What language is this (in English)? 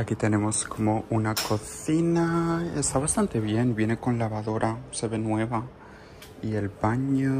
Spanish